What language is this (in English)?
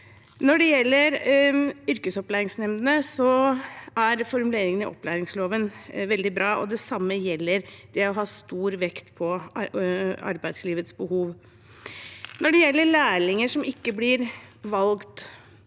Norwegian